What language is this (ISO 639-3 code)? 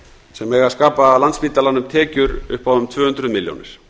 isl